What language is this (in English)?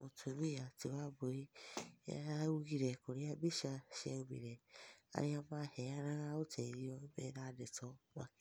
Kikuyu